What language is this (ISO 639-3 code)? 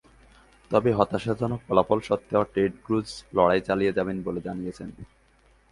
ben